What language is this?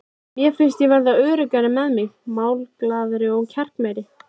Icelandic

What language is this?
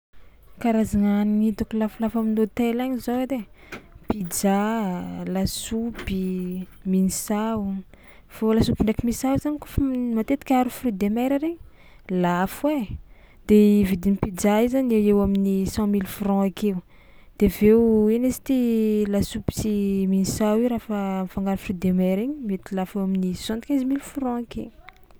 Tsimihety Malagasy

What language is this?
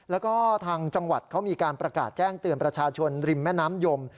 Thai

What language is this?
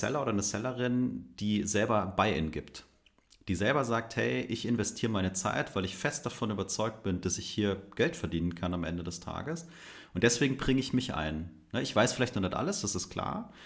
German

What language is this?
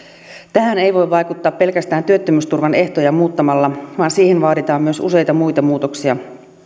Finnish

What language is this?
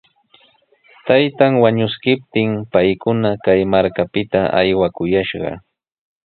Sihuas Ancash Quechua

